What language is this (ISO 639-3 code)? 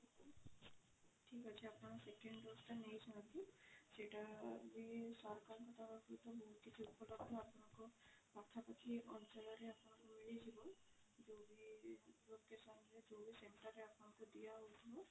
ori